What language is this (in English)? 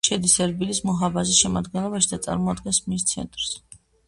Georgian